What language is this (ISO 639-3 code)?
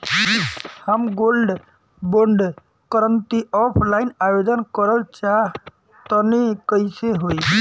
bho